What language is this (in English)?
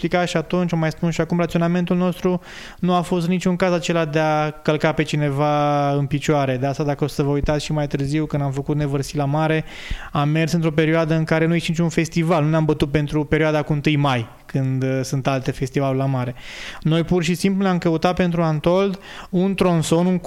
Romanian